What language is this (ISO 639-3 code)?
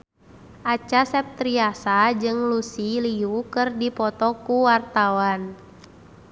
sun